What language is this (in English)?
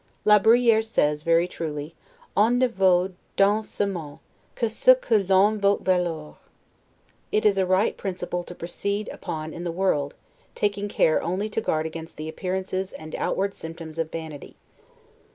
English